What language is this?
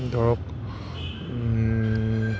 Assamese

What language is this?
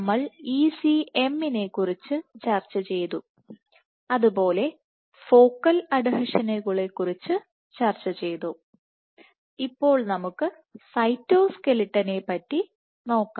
Malayalam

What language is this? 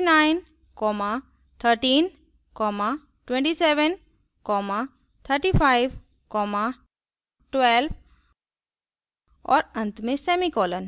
Hindi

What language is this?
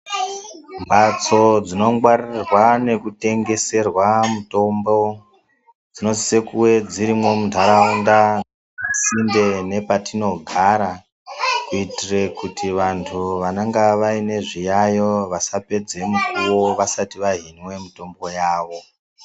Ndau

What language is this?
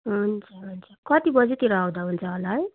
Nepali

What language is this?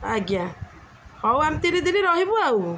Odia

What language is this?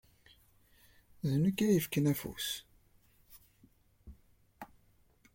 Kabyle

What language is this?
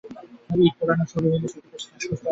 Bangla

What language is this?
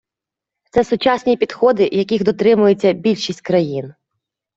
Ukrainian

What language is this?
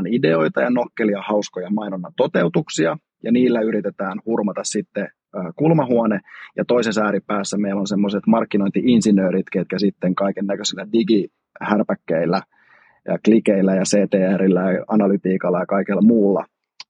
Finnish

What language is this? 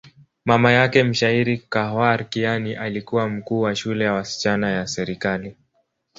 Swahili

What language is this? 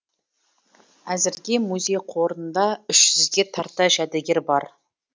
Kazakh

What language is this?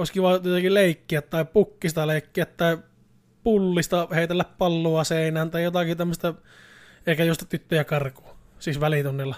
Finnish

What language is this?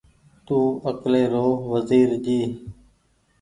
Goaria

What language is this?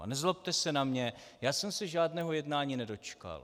Czech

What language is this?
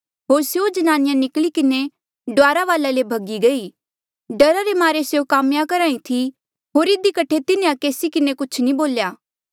Mandeali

